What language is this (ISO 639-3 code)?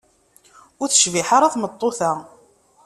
kab